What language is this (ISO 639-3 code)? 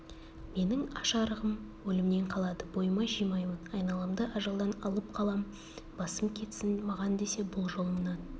kaz